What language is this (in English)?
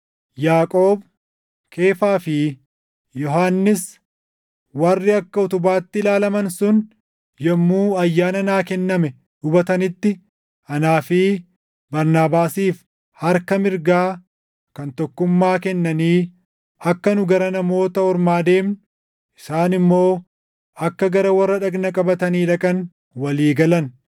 Oromo